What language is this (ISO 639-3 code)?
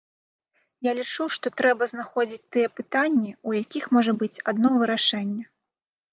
bel